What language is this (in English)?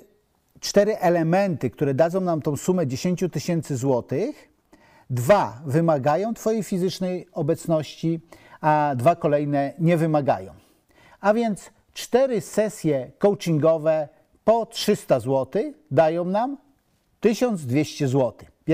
Polish